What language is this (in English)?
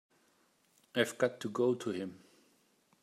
English